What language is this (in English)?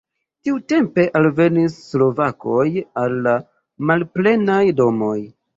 Esperanto